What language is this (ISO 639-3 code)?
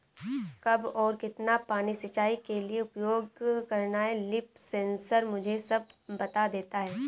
hin